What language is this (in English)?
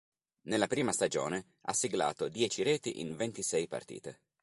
Italian